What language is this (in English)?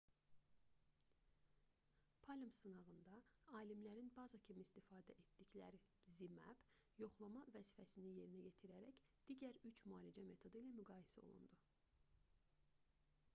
Azerbaijani